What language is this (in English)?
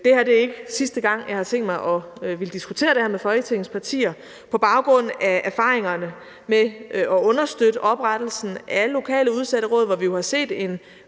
Danish